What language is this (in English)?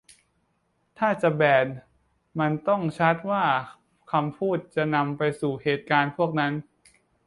Thai